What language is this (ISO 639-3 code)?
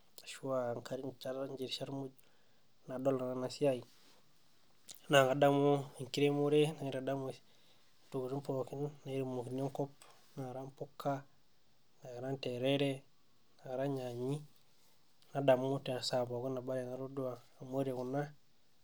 mas